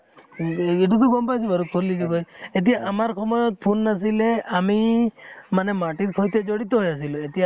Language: Assamese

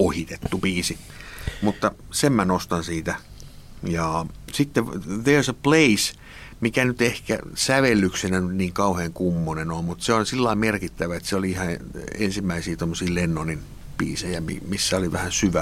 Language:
Finnish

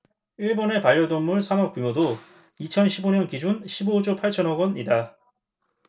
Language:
Korean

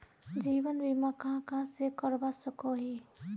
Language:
Magahi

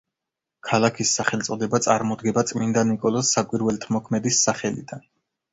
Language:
Georgian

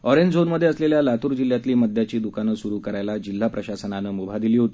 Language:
Marathi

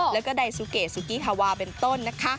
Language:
Thai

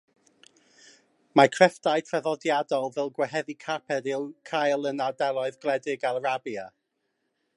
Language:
Welsh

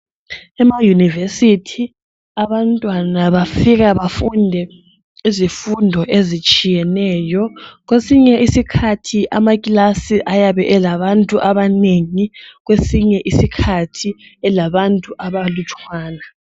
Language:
North Ndebele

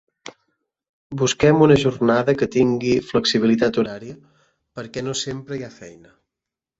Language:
Catalan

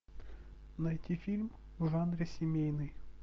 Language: Russian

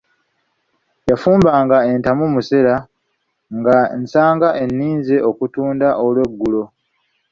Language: Ganda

